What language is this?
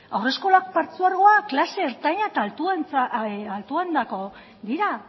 Basque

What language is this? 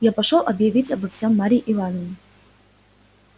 Russian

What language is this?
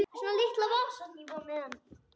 Icelandic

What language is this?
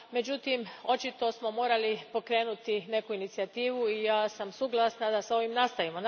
Croatian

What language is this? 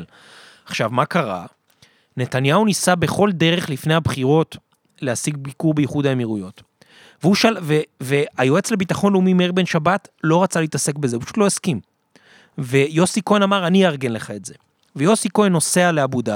Hebrew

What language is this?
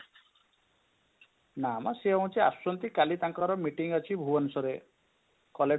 Odia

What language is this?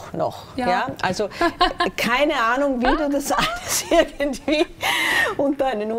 German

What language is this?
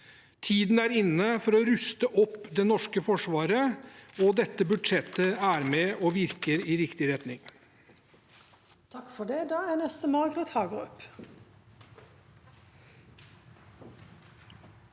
Norwegian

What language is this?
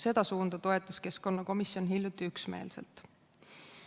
Estonian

